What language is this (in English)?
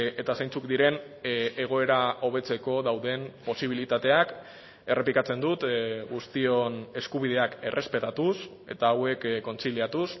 Basque